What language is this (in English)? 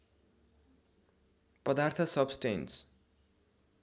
Nepali